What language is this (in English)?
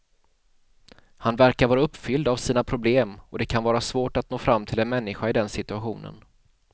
Swedish